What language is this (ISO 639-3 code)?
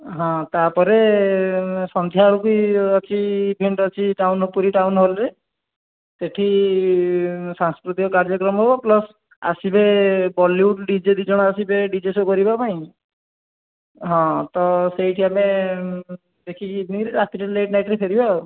ori